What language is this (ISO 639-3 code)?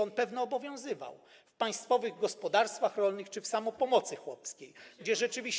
pol